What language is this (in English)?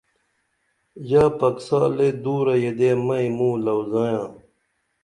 Dameli